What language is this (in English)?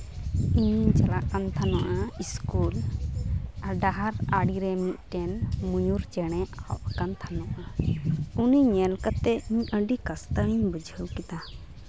Santali